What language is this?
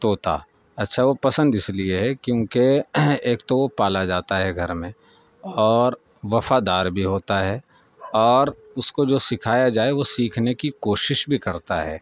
Urdu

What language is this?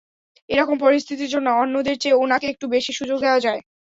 Bangla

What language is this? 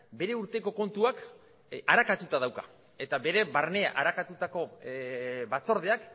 Basque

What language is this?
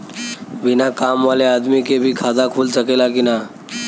Bhojpuri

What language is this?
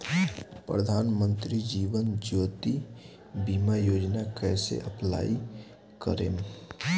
Bhojpuri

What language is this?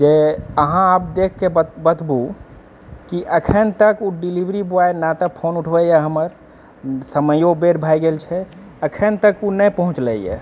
Maithili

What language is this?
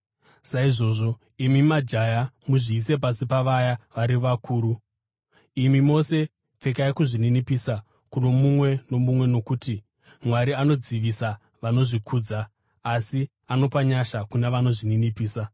Shona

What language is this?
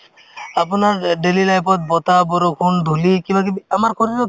Assamese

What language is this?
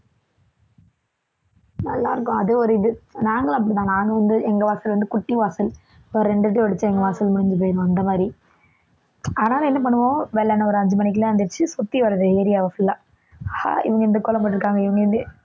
Tamil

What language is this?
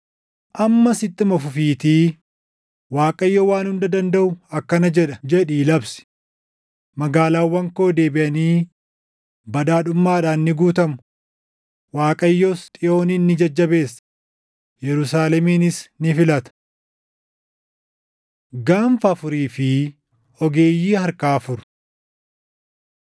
Oromo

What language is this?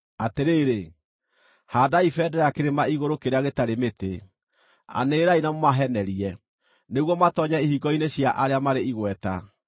Kikuyu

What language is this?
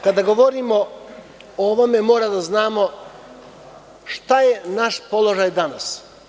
Serbian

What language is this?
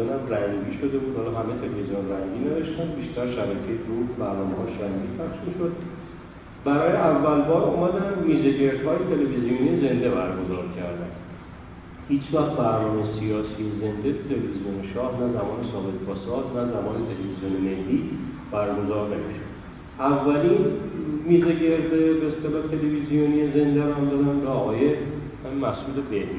Persian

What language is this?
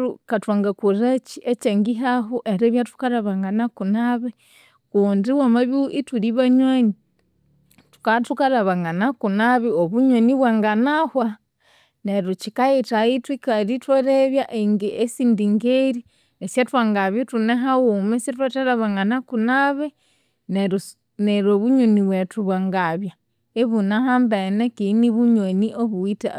Konzo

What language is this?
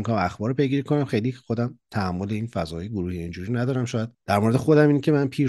Persian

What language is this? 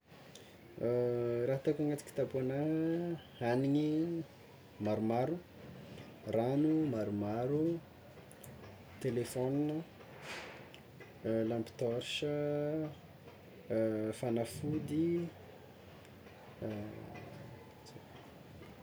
Tsimihety Malagasy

